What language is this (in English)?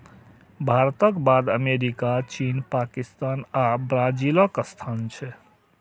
Maithili